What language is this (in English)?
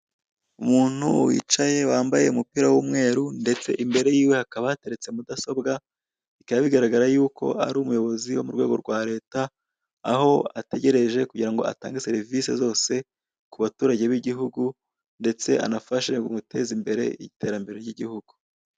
Kinyarwanda